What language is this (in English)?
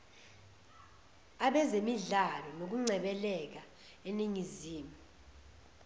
Zulu